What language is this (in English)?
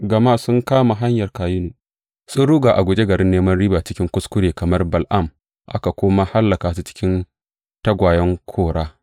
Hausa